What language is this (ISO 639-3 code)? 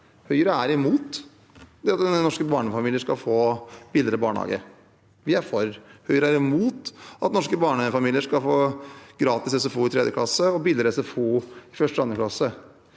nor